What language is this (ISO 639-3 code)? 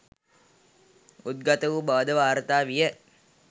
sin